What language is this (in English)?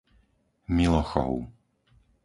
Slovak